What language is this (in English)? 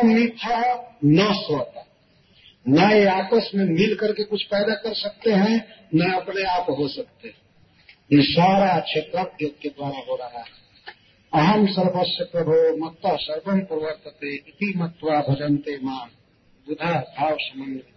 Hindi